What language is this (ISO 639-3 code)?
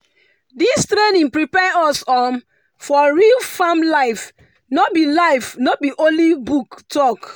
pcm